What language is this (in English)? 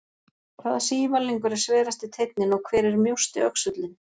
Icelandic